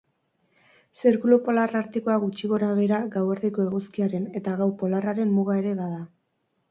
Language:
Basque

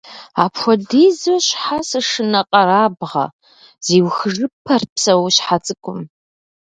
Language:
Kabardian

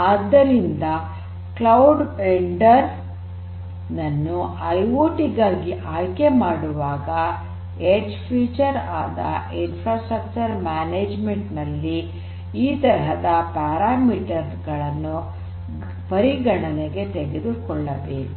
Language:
Kannada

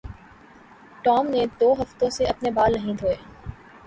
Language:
Urdu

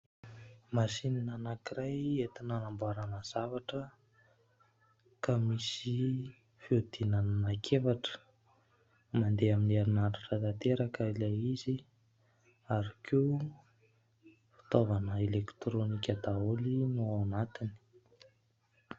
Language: Malagasy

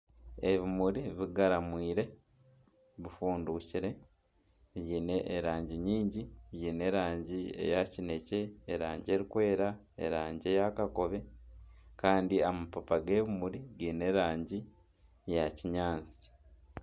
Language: Nyankole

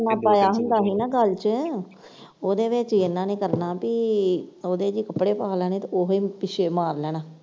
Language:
Punjabi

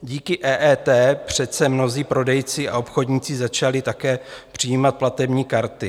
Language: Czech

